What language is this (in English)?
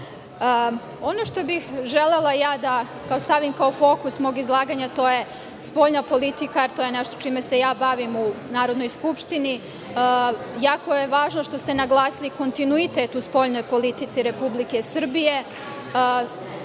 Serbian